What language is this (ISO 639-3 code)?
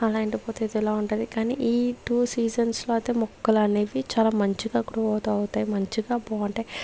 tel